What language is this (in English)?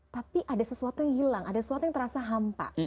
Indonesian